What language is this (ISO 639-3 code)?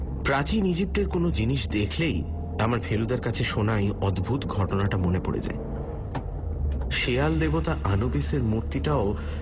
ben